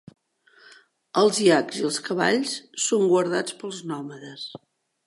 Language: Catalan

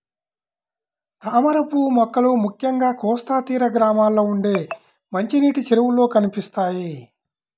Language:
Telugu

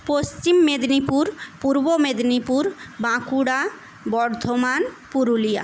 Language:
Bangla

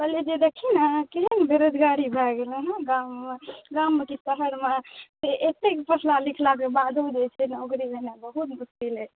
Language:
Maithili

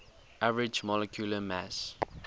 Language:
English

